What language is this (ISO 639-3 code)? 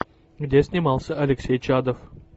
rus